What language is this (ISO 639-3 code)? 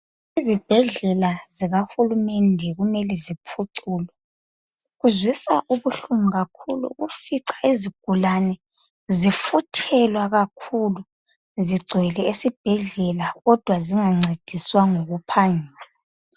nde